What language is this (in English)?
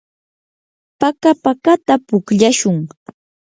Yanahuanca Pasco Quechua